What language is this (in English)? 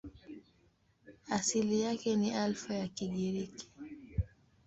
Swahili